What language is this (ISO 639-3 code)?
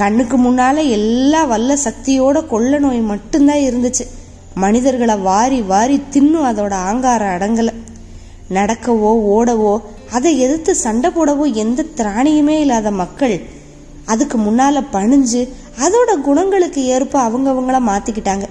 tam